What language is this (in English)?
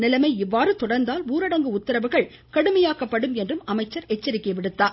Tamil